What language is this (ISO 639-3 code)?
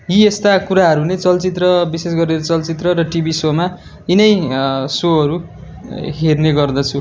nep